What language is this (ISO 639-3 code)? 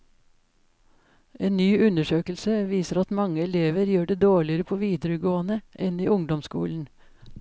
nor